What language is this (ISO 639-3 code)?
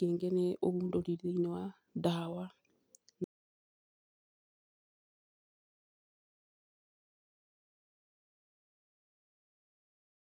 kik